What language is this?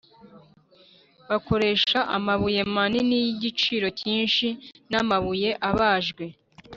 Kinyarwanda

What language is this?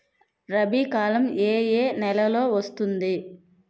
Telugu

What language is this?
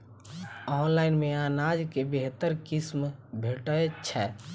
Maithili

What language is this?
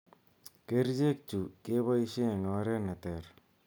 Kalenjin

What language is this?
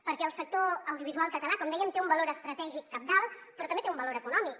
Catalan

